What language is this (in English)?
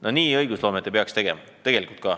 Estonian